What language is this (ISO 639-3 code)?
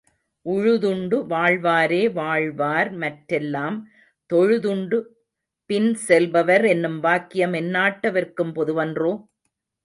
tam